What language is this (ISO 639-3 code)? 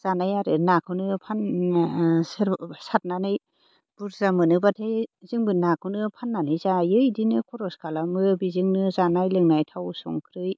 brx